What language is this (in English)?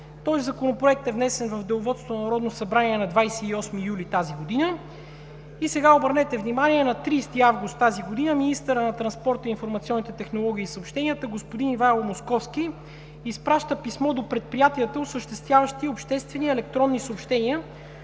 Bulgarian